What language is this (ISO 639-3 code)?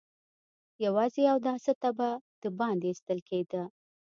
pus